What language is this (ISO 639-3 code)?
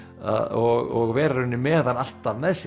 isl